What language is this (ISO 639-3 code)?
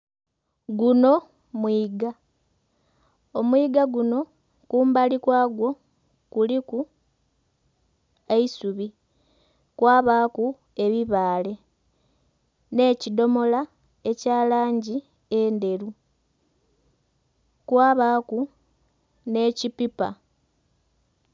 xog